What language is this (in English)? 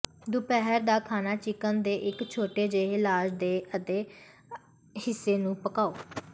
Punjabi